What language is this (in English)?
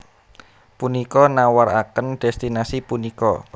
Javanese